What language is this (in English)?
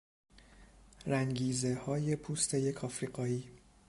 Persian